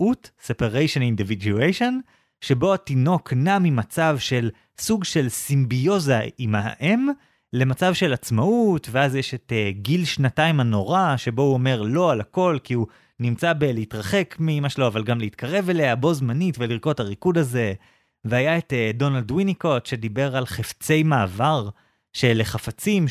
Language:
Hebrew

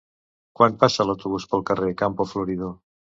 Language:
Catalan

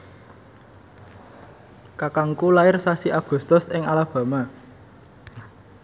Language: Javanese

